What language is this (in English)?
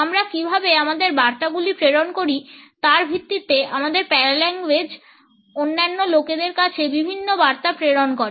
Bangla